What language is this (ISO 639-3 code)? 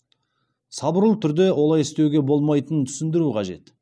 kaz